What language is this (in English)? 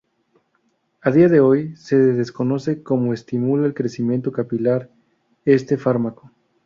Spanish